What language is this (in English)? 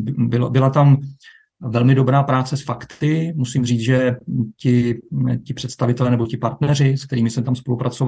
Czech